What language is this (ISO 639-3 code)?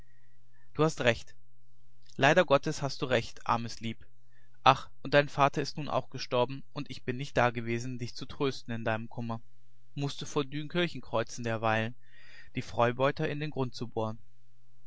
deu